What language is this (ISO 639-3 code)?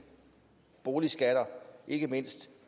dan